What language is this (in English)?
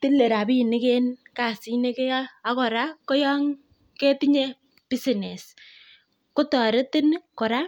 Kalenjin